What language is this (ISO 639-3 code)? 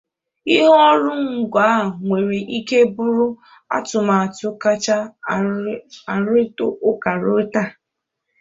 ibo